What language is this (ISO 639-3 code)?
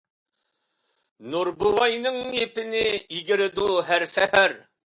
uig